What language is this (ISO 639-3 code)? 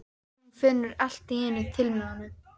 isl